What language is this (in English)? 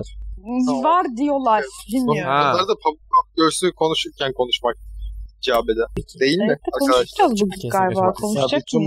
Turkish